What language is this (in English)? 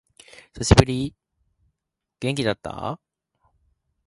Japanese